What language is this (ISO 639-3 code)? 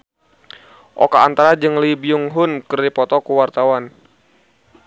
sun